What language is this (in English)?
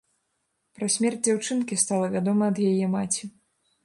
Belarusian